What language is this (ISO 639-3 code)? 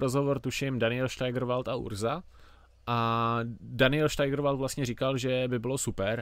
ces